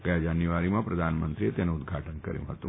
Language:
Gujarati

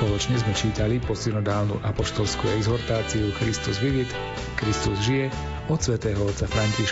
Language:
Slovak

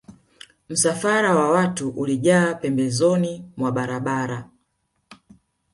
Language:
Swahili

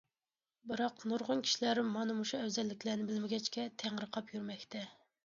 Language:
Uyghur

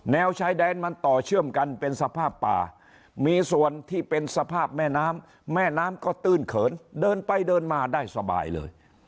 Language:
Thai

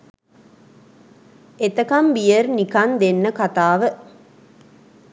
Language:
Sinhala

